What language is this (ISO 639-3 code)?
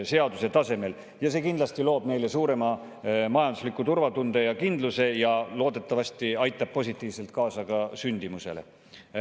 est